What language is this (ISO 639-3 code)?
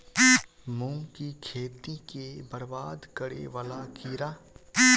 mai